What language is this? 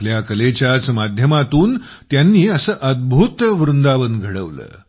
Marathi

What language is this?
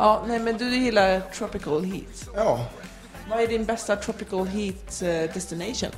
Swedish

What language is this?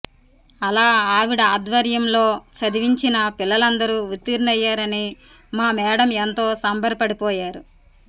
Telugu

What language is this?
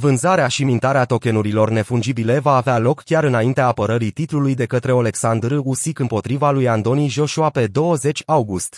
Romanian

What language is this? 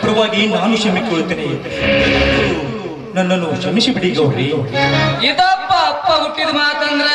Kannada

